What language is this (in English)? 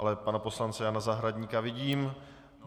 Czech